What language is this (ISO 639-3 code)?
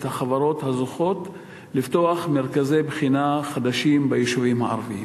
heb